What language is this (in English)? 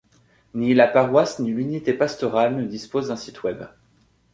French